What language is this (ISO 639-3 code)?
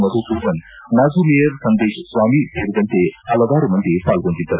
kan